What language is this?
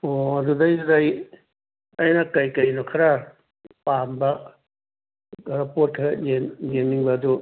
Manipuri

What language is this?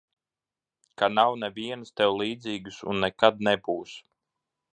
Latvian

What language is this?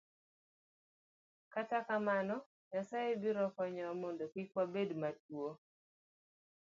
Luo (Kenya and Tanzania)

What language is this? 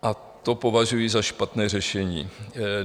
Czech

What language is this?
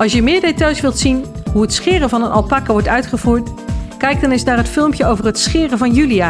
Dutch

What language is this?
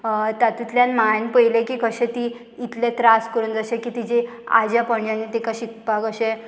Konkani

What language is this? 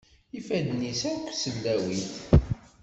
Kabyle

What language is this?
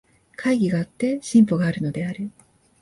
Japanese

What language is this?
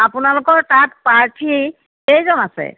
Assamese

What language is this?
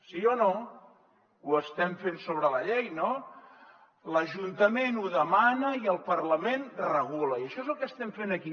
Catalan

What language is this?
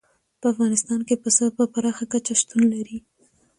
Pashto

